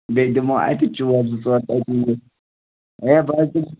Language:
Kashmiri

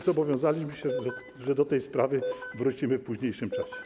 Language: Polish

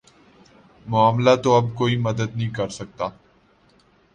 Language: Urdu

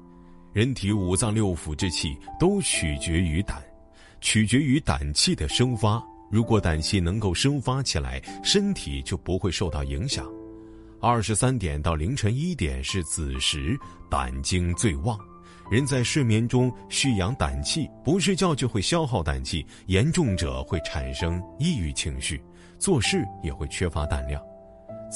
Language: Chinese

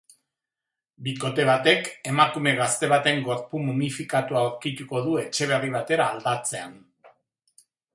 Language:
Basque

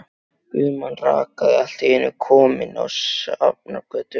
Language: Icelandic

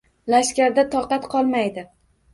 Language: Uzbek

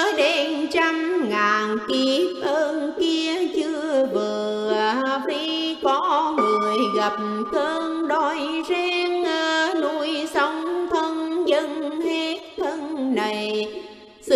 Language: Vietnamese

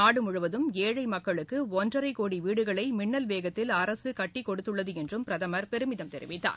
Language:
Tamil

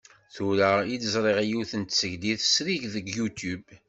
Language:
Kabyle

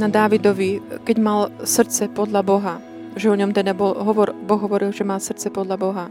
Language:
Slovak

